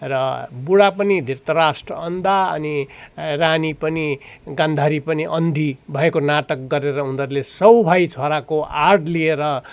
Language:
Nepali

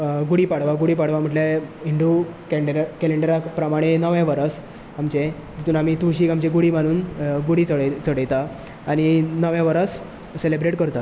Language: Konkani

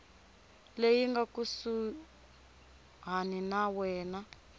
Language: Tsonga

